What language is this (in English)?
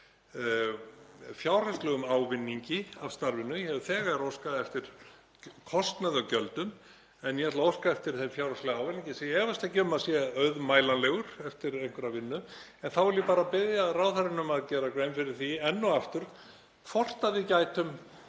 Icelandic